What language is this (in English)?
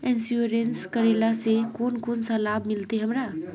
Magahi